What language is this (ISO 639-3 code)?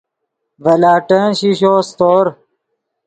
ydg